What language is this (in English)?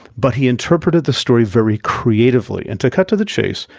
English